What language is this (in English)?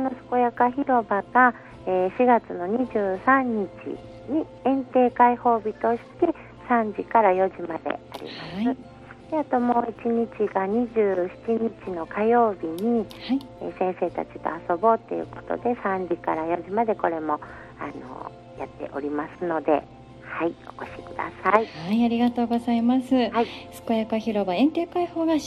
Japanese